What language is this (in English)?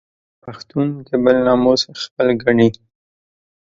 Pashto